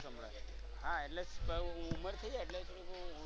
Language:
Gujarati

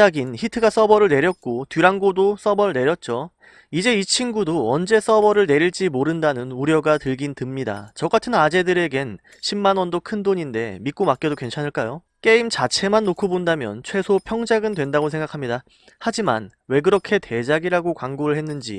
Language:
Korean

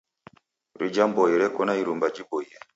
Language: Taita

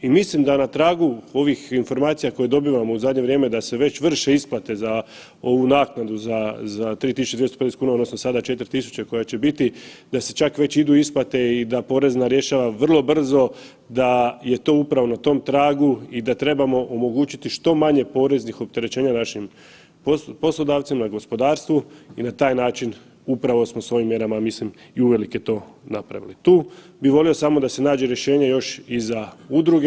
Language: Croatian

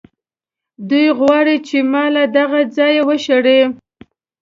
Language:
Pashto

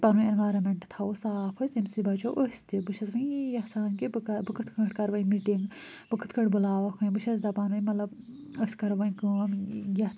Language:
Kashmiri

